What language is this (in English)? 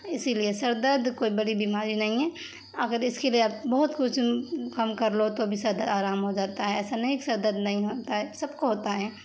Urdu